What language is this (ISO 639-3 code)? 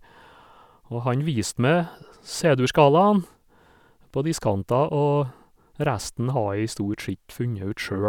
nor